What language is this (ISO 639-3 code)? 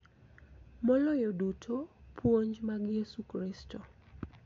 luo